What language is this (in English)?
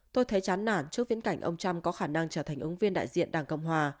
Vietnamese